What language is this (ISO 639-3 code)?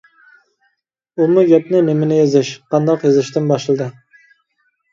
uig